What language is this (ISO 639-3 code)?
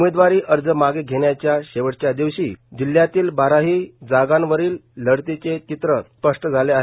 mar